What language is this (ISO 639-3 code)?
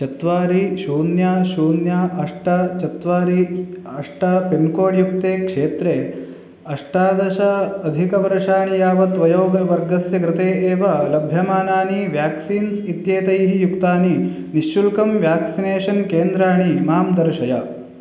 san